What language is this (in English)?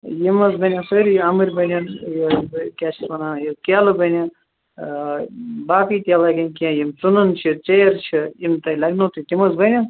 Kashmiri